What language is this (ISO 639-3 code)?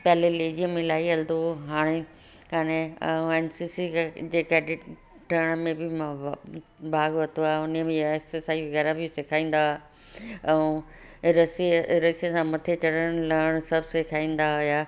snd